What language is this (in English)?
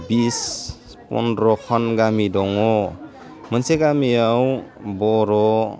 Bodo